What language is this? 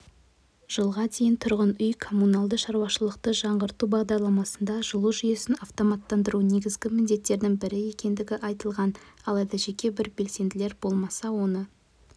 Kazakh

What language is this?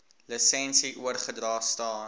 Afrikaans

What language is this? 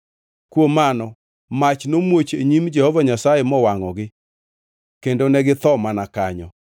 Luo (Kenya and Tanzania)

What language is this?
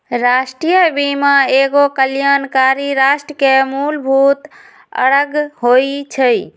Magahi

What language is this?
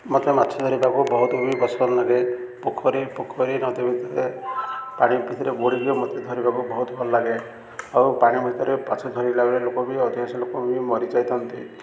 Odia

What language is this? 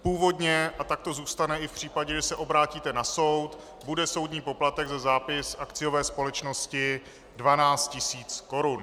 Czech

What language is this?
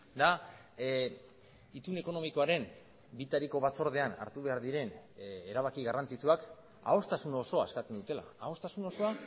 Basque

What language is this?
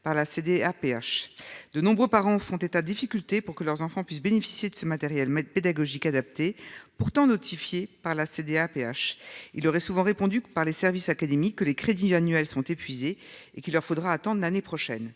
French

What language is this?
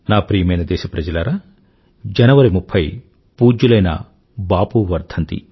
Telugu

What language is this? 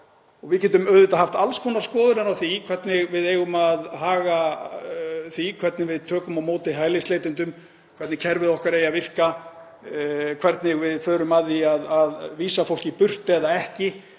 Icelandic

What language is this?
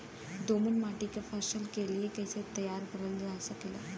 Bhojpuri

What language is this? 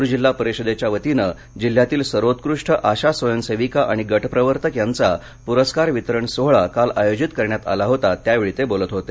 Marathi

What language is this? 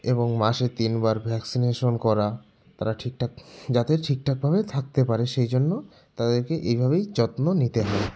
Bangla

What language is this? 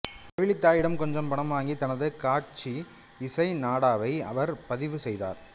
Tamil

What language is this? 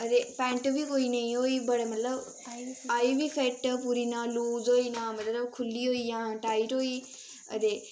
Dogri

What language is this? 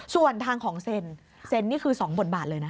Thai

